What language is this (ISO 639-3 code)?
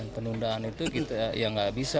ind